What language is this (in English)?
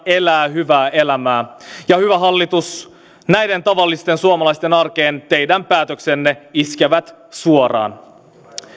Finnish